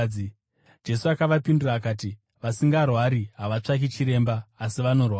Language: Shona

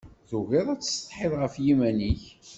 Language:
Kabyle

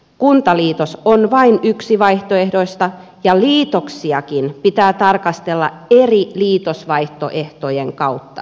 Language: Finnish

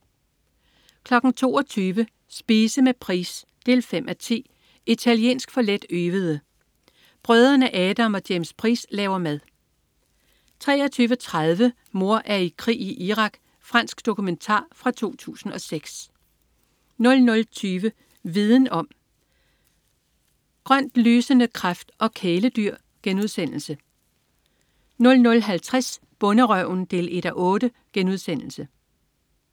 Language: Danish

